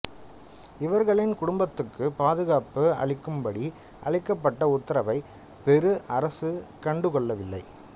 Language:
Tamil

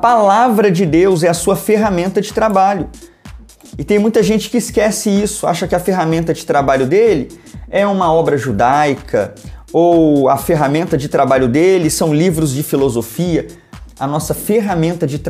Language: Portuguese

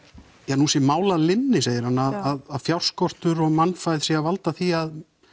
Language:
Icelandic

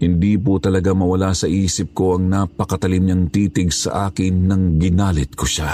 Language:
Filipino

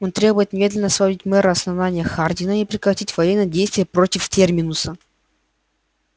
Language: Russian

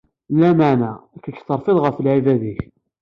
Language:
Kabyle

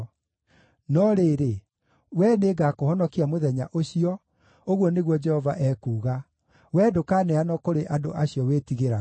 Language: Kikuyu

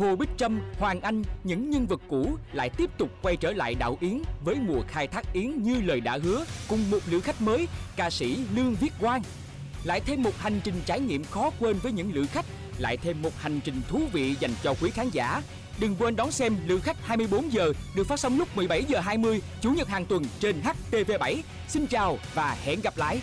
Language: Vietnamese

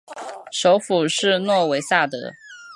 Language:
Chinese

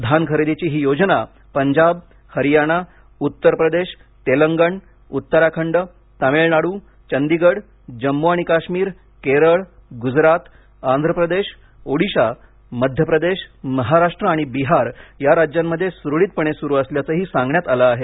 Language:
Marathi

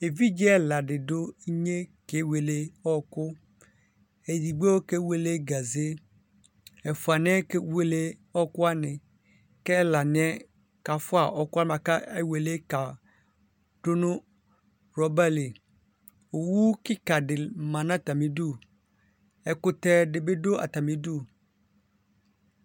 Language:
Ikposo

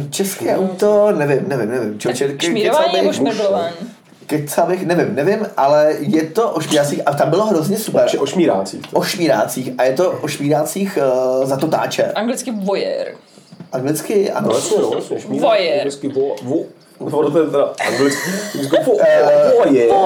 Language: Czech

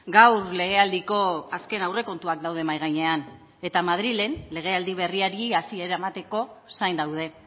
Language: Basque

